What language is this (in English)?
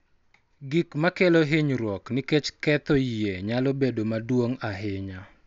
Luo (Kenya and Tanzania)